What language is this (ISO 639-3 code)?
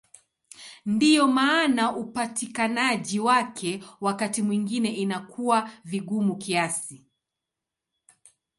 swa